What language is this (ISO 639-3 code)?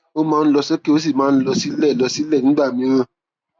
yor